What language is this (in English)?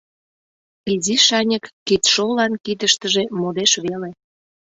Mari